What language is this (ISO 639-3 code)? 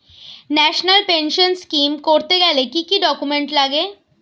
ben